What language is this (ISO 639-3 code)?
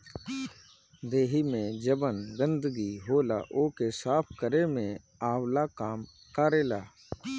bho